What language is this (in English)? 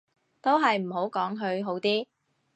Cantonese